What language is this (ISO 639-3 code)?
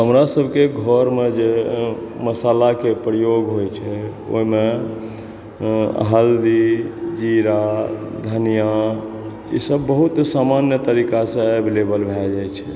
mai